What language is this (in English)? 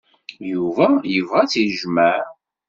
Kabyle